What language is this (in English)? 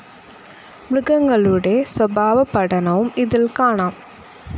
Malayalam